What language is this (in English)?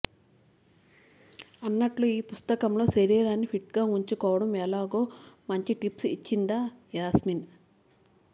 Telugu